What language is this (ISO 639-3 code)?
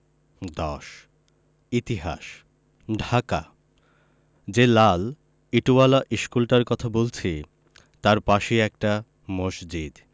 ben